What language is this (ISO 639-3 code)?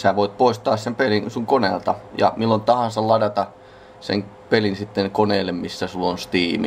fin